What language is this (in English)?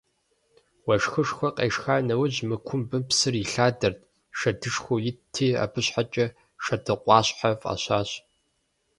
Kabardian